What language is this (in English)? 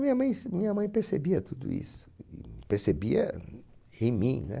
Portuguese